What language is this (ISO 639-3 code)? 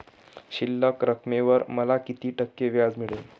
mar